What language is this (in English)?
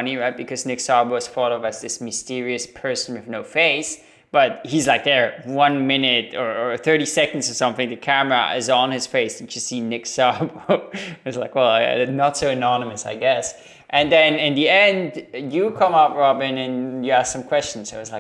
English